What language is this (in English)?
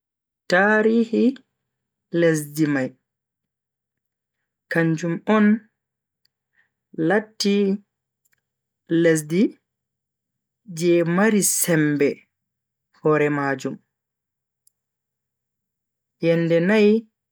Bagirmi Fulfulde